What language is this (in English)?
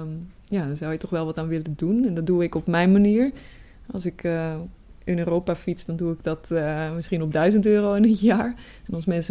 Dutch